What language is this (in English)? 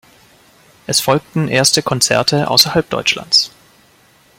German